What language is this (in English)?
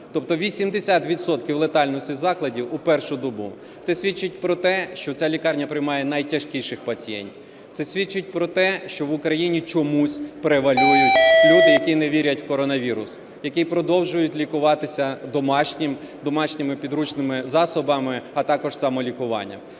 Ukrainian